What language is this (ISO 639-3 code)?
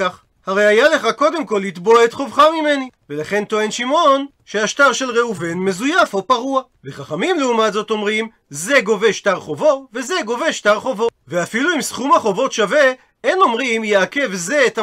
heb